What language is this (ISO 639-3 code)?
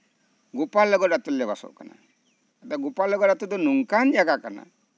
sat